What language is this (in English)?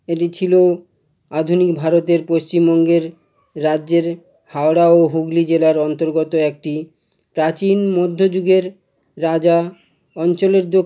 Bangla